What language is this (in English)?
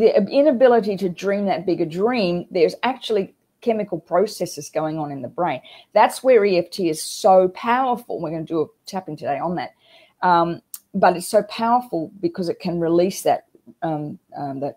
English